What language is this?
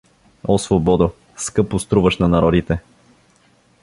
Bulgarian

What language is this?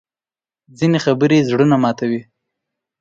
Pashto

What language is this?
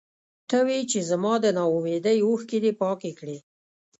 Pashto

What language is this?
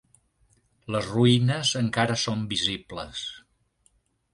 Catalan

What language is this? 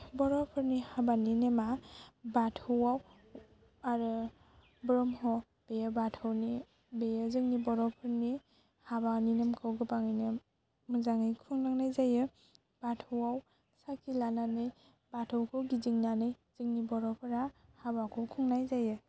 Bodo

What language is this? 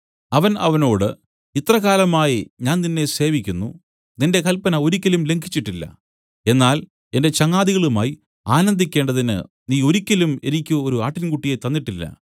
Malayalam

